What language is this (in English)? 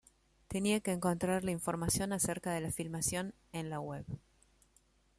Spanish